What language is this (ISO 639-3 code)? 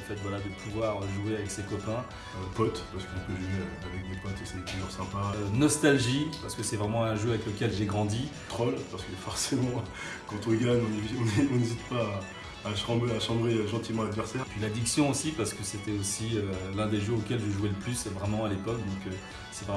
fra